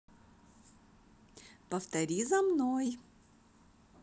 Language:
Russian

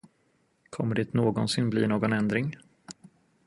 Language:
Swedish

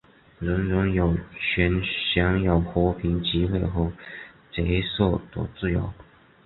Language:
Chinese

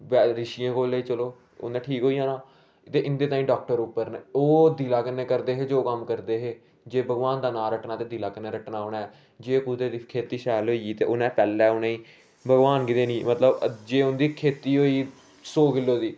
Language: Dogri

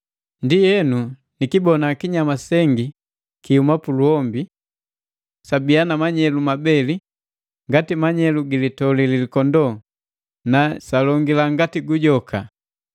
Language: Matengo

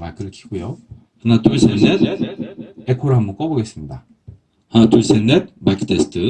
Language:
Korean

